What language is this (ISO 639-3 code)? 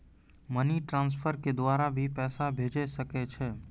mai